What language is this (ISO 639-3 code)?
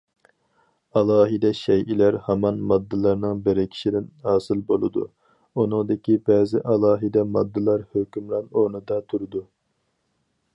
uig